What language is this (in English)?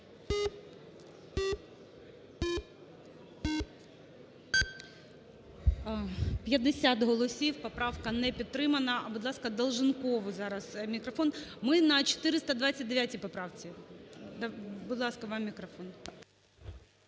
Ukrainian